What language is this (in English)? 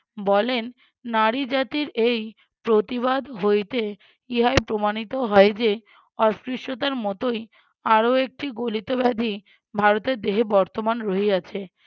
Bangla